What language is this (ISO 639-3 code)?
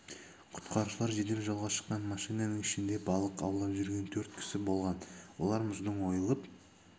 kaz